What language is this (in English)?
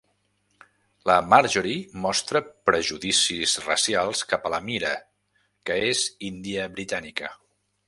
Catalan